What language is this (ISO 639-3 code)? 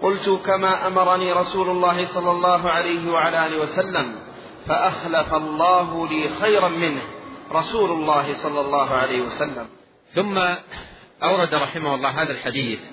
ara